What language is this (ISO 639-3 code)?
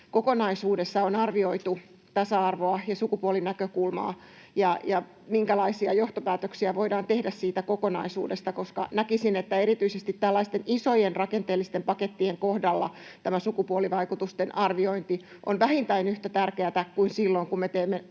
fin